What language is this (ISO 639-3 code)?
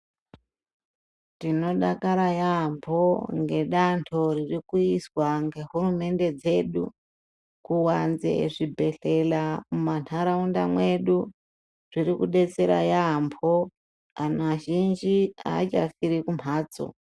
ndc